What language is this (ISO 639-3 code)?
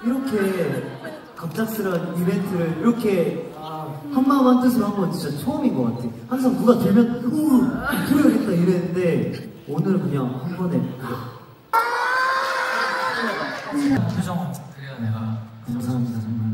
kor